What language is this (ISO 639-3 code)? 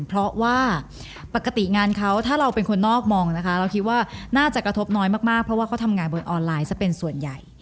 tha